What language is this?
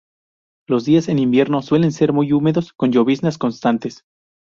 Spanish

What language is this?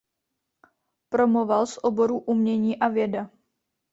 Czech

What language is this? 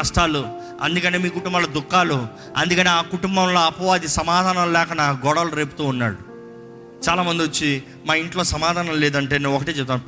Telugu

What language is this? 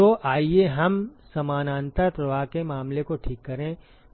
Hindi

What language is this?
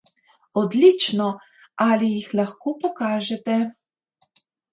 Slovenian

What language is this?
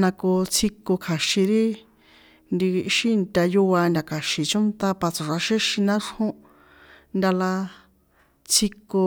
San Juan Atzingo Popoloca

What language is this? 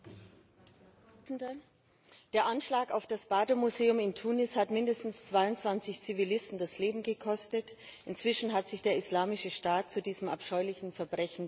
German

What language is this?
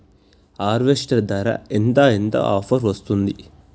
Telugu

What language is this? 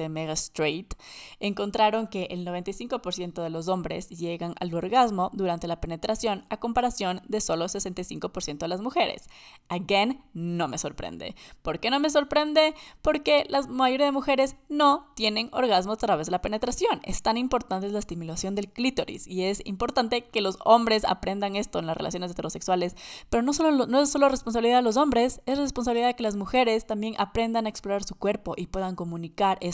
Spanish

